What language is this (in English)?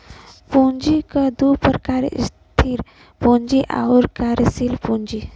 Bhojpuri